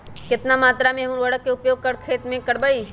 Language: Magahi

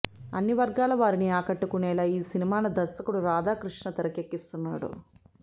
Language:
Telugu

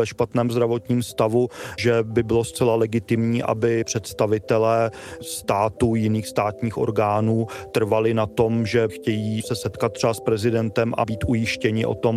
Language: Czech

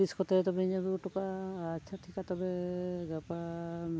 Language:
Santali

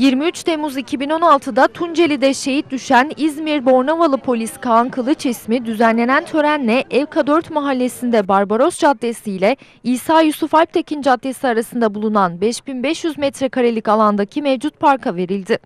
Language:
Turkish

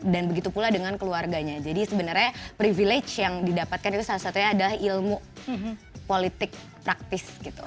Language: Indonesian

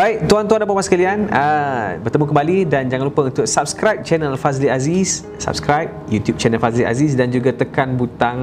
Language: Malay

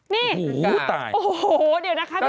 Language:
Thai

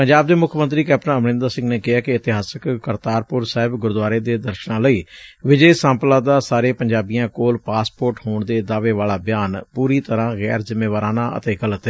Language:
Punjabi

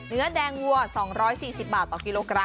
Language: Thai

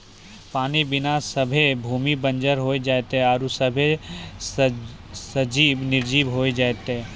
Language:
Maithili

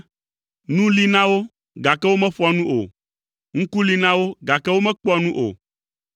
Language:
Ewe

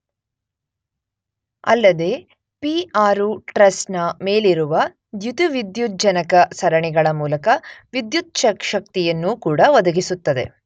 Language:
Kannada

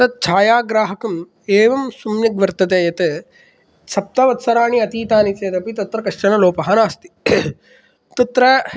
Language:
Sanskrit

